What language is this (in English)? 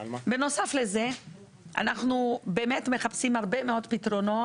Hebrew